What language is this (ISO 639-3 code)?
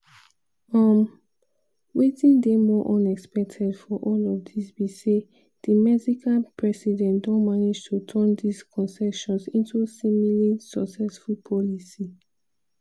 pcm